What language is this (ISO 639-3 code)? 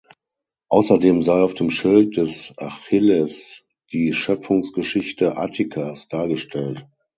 deu